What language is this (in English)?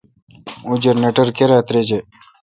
Kalkoti